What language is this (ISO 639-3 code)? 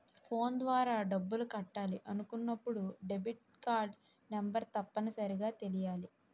tel